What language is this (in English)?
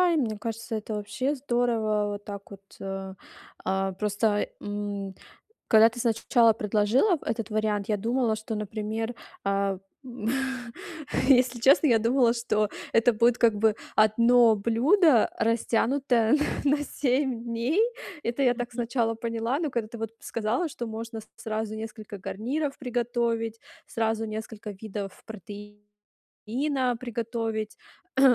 Russian